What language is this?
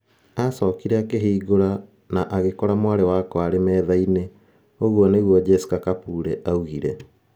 Kikuyu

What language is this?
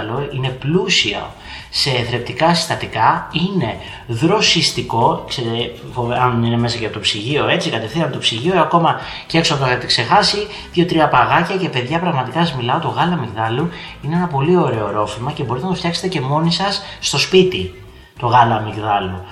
Greek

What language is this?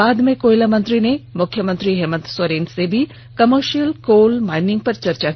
Hindi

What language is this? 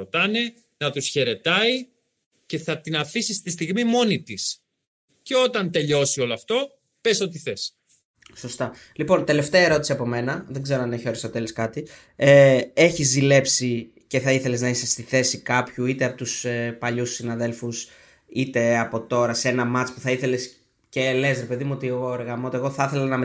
Greek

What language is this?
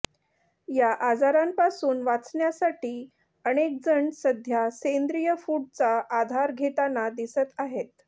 Marathi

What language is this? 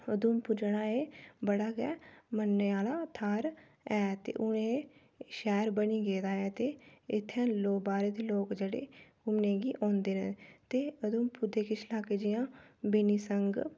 Dogri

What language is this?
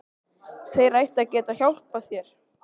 Icelandic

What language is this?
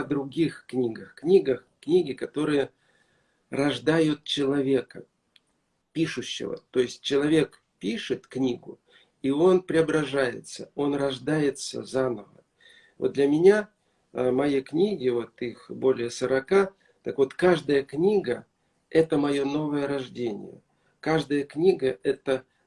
Russian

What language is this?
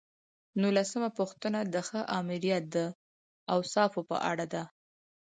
Pashto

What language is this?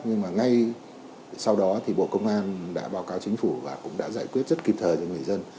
Vietnamese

